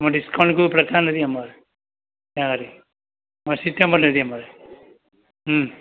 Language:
Gujarati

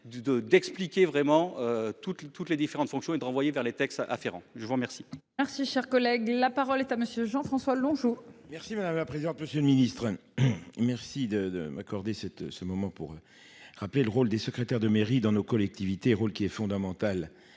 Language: French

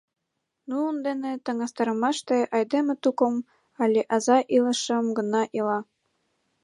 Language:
Mari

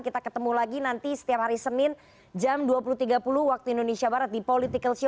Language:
Indonesian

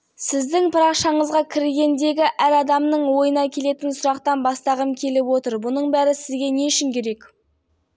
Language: Kazakh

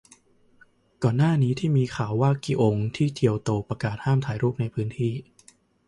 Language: Thai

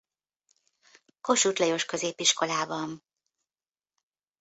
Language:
Hungarian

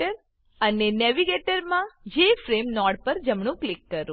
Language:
Gujarati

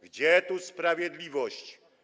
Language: Polish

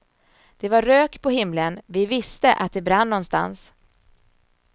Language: Swedish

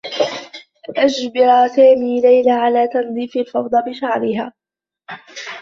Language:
Arabic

